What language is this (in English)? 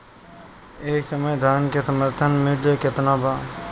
Bhojpuri